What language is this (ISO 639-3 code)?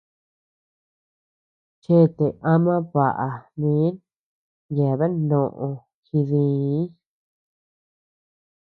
cux